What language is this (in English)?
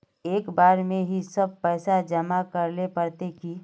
Magahi